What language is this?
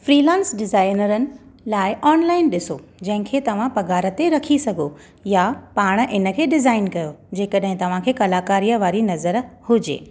Sindhi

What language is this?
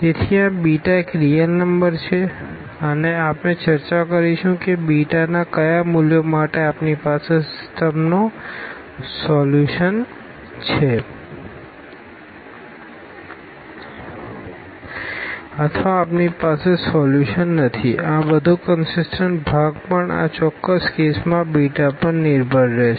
Gujarati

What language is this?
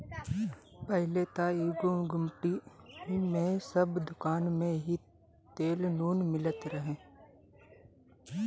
Bhojpuri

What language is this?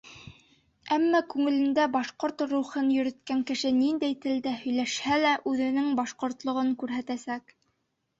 Bashkir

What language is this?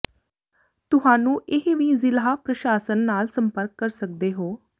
Punjabi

